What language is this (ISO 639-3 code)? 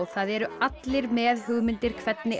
isl